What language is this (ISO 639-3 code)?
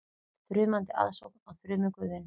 isl